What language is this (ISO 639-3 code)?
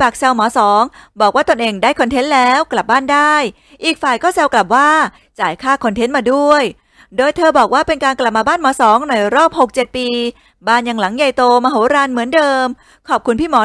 tha